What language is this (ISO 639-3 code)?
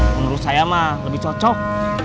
ind